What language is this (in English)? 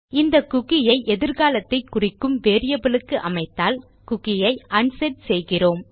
Tamil